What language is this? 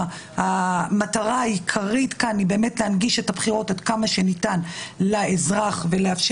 Hebrew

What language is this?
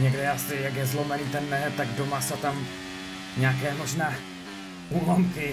Czech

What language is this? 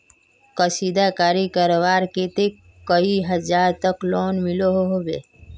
Magahi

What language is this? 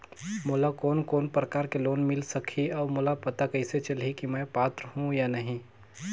Chhattisgarhi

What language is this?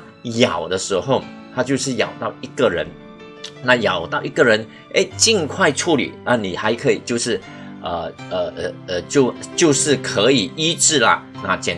Chinese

